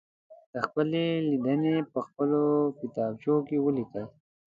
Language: Pashto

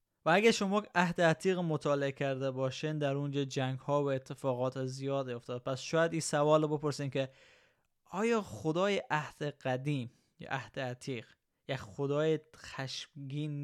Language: Persian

